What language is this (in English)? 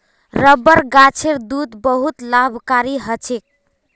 Magahi